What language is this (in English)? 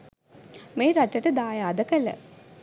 Sinhala